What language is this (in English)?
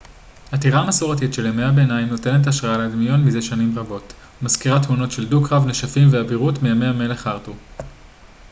Hebrew